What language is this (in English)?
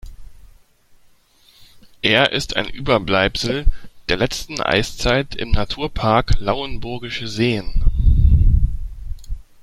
German